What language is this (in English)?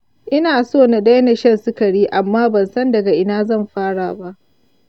Hausa